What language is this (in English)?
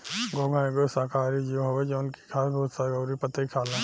Bhojpuri